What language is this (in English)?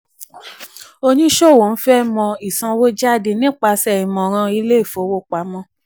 Yoruba